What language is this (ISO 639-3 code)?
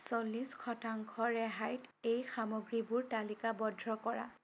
asm